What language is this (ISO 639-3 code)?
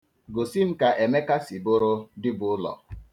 ibo